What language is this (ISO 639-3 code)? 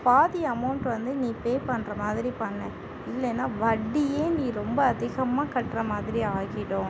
tam